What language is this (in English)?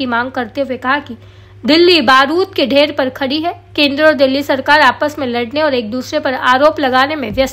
Hindi